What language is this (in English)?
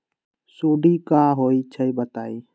Magahi